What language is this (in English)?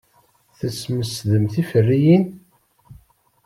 Kabyle